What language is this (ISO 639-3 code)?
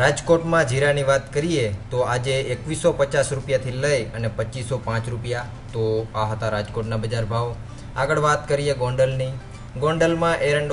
hin